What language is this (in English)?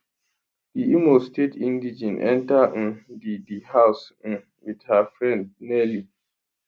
Nigerian Pidgin